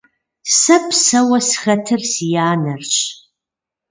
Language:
Kabardian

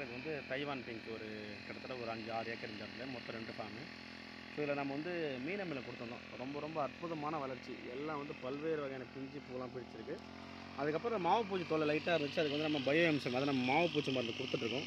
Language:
Arabic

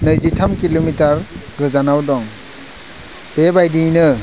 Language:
Bodo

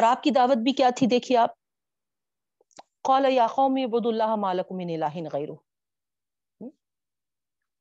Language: Urdu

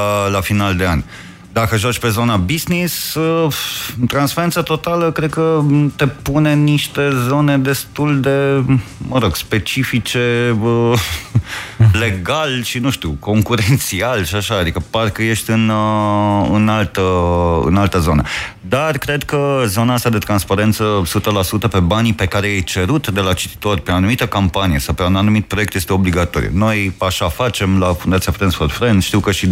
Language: Romanian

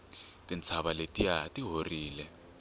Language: Tsonga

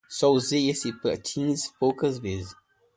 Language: Portuguese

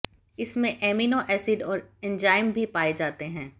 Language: Hindi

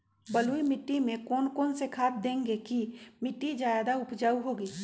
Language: Magahi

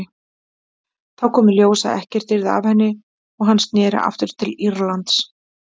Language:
Icelandic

